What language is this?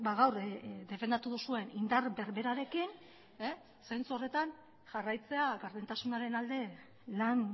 Basque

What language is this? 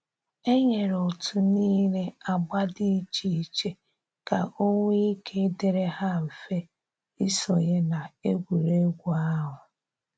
Igbo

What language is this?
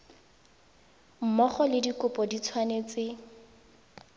Tswana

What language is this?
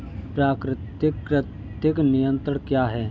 Hindi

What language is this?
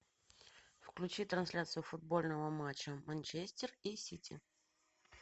Russian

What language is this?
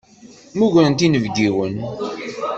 Kabyle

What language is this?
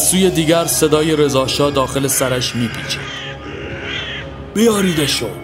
Persian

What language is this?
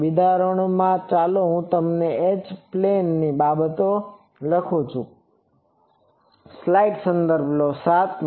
Gujarati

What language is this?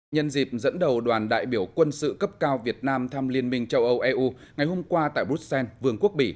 Vietnamese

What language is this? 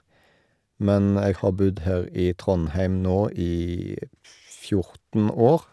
Norwegian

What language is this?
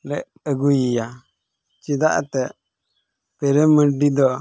Santali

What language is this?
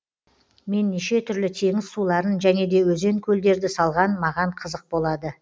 Kazakh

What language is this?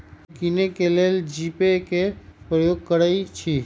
Magahi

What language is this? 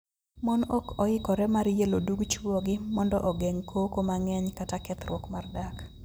Luo (Kenya and Tanzania)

